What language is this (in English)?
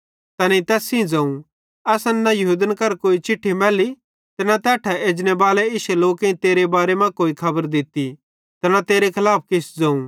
Bhadrawahi